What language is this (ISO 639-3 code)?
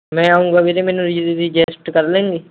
pan